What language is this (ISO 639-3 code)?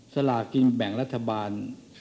tha